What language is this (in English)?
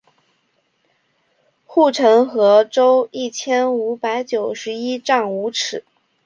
Chinese